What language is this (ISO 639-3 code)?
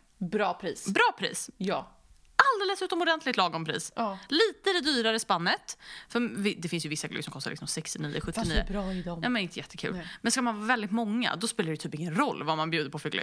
swe